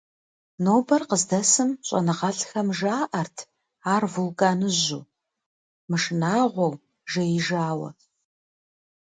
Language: Kabardian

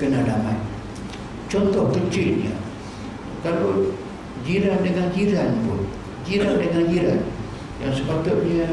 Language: Malay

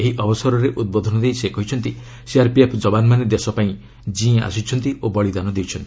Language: Odia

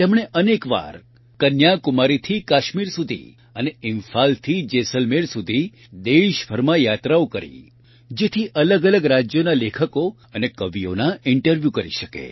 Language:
Gujarati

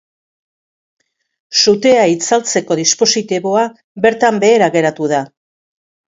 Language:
Basque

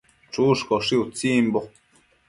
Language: Matsés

